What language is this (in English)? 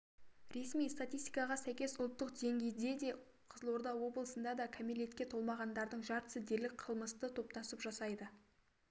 Kazakh